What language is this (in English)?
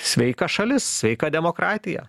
Lithuanian